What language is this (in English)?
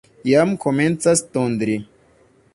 Esperanto